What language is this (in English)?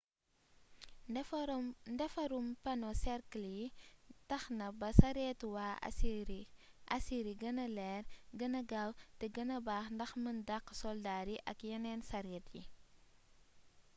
Wolof